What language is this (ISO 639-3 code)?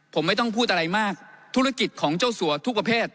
tha